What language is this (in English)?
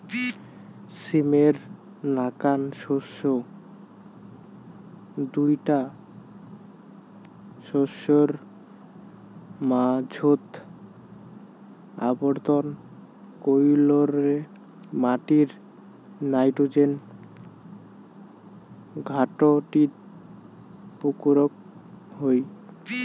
Bangla